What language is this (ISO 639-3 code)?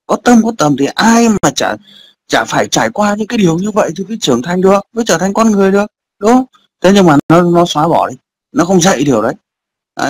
vie